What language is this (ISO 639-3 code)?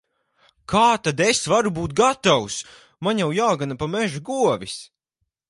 lav